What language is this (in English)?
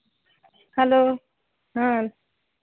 Santali